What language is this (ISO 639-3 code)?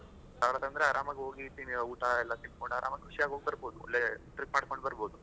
kan